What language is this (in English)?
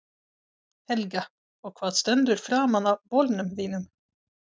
Icelandic